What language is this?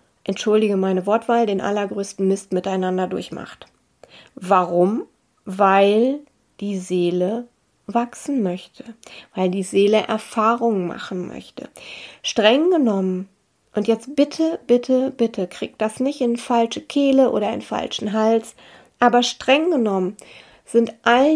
German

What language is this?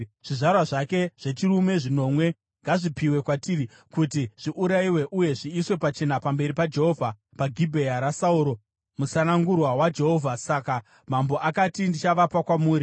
Shona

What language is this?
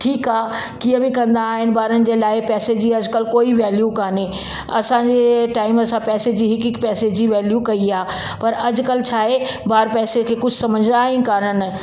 Sindhi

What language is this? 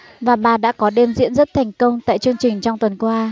Vietnamese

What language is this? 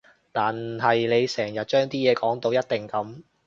Cantonese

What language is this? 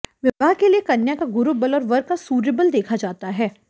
Hindi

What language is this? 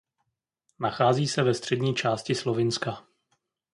Czech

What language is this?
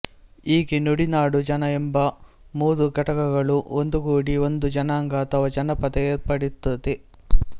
Kannada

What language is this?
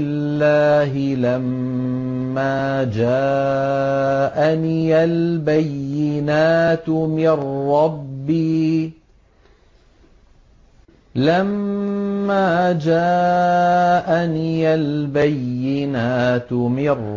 Arabic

